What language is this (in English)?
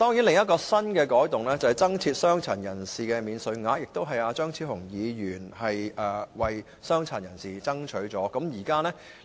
Cantonese